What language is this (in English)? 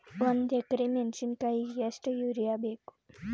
Kannada